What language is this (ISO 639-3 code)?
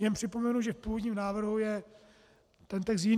ces